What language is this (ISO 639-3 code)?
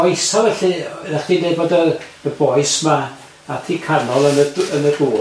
cym